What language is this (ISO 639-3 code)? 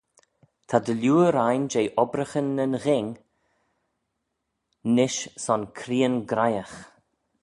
glv